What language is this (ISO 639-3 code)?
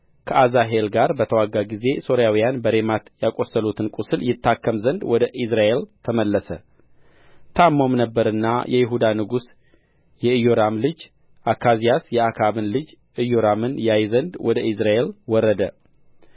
amh